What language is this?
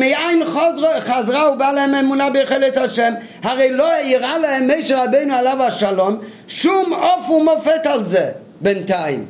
Hebrew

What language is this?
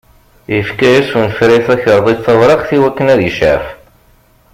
Kabyle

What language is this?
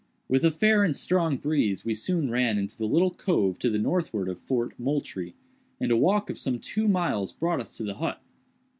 English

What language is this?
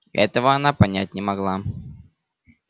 Russian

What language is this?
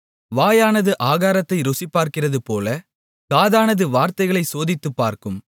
Tamil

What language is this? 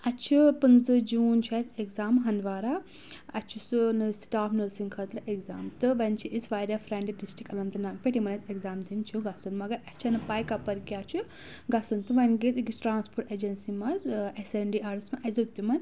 Kashmiri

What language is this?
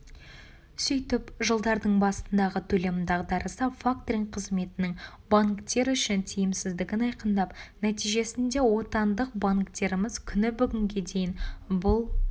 Kazakh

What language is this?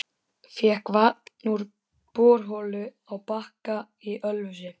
Icelandic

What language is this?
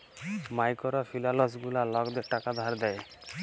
Bangla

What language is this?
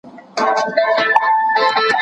Pashto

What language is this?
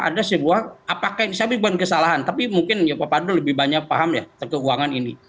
Indonesian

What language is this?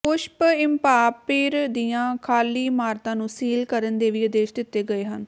Punjabi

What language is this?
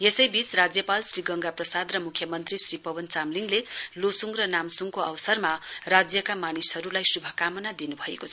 Nepali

